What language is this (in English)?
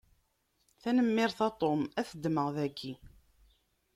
Kabyle